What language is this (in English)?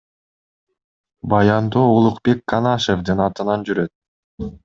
Kyrgyz